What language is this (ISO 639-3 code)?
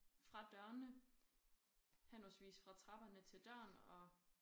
dan